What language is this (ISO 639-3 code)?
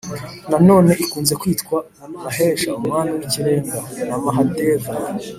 kin